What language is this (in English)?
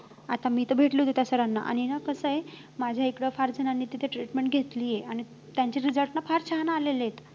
Marathi